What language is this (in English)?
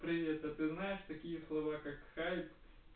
Russian